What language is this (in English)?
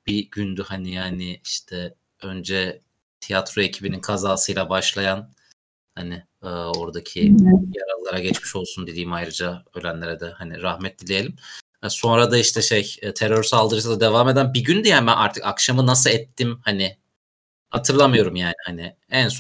Turkish